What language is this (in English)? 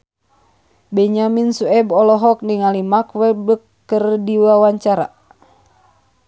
Sundanese